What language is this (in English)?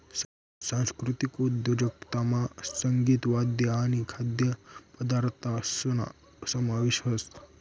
Marathi